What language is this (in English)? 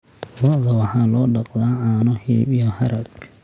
Somali